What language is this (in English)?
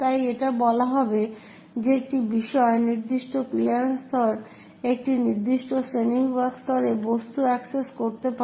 Bangla